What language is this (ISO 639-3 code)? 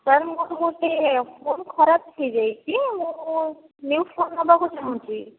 ori